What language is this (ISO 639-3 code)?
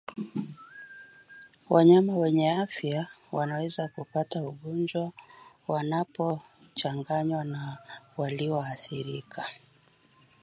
swa